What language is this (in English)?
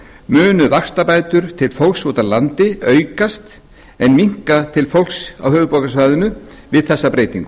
Icelandic